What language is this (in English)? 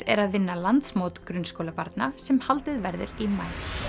Icelandic